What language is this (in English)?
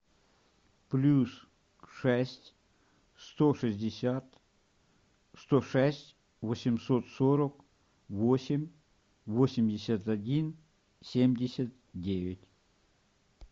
Russian